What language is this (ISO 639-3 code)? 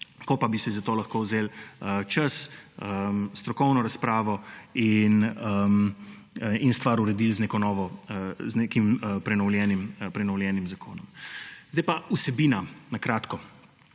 slv